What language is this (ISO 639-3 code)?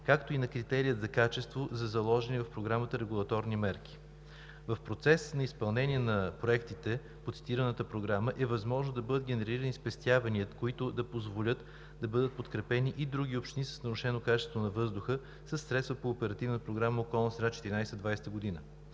bul